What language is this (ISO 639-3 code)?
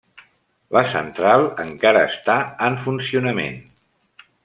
cat